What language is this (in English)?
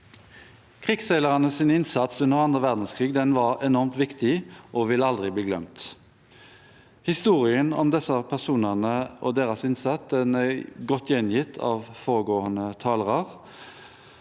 Norwegian